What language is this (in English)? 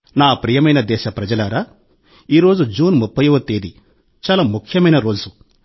Telugu